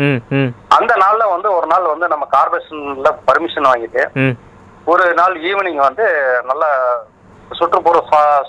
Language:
Tamil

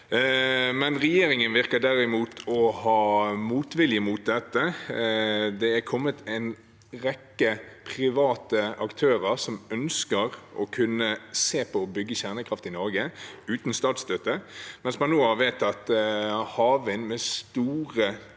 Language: Norwegian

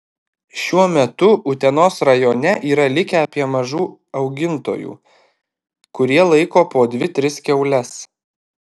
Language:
Lithuanian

